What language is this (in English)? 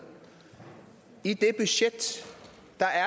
Danish